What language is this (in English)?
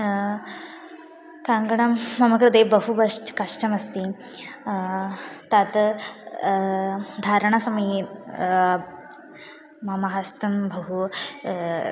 Sanskrit